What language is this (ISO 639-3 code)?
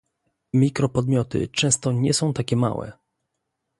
pol